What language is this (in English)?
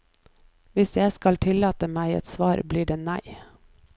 Norwegian